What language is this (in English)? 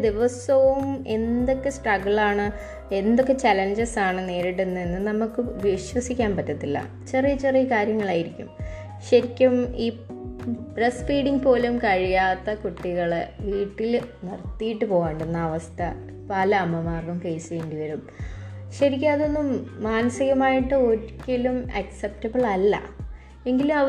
Malayalam